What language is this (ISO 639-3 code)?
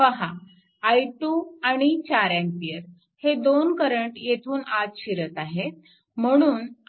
mar